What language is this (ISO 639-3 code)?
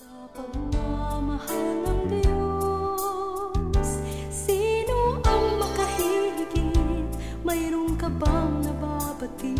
fil